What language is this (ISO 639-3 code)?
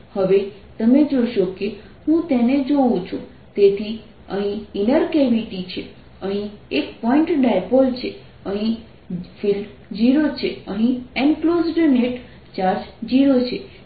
guj